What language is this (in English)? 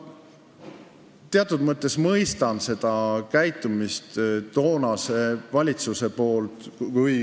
Estonian